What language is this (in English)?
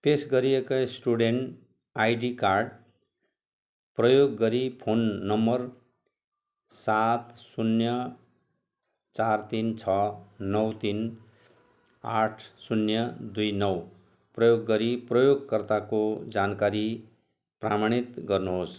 Nepali